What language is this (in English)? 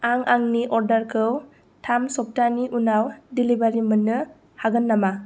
Bodo